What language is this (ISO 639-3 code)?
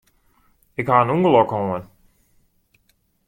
fry